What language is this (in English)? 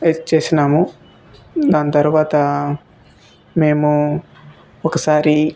Telugu